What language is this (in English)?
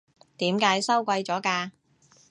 Cantonese